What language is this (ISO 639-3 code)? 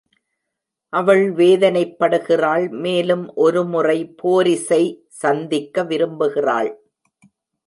tam